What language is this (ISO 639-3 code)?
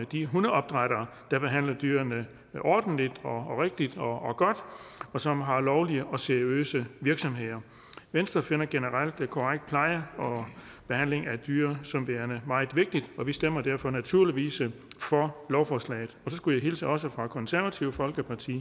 dan